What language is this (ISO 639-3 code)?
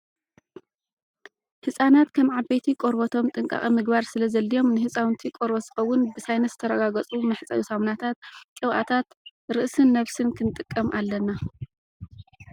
tir